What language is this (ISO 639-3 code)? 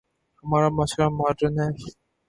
urd